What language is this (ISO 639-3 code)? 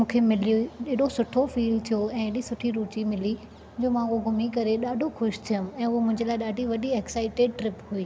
snd